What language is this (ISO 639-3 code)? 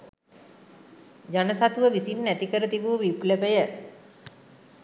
sin